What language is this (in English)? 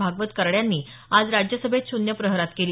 Marathi